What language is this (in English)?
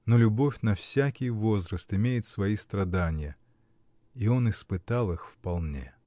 Russian